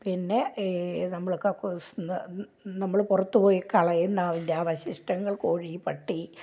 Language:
Malayalam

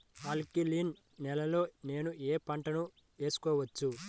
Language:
Telugu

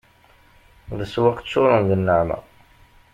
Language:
Kabyle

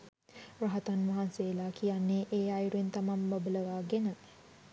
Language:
Sinhala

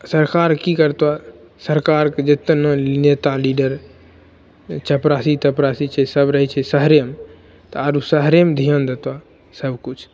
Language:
Maithili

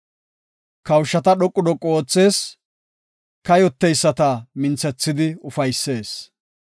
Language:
Gofa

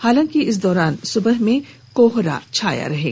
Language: Hindi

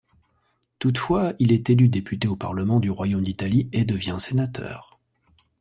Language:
French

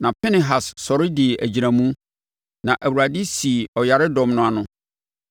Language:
Akan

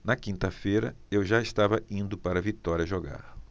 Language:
Portuguese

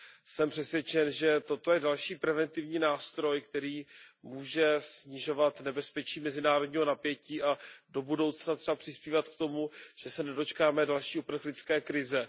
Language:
Czech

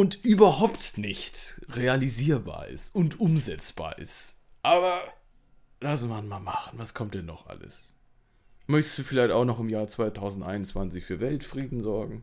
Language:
German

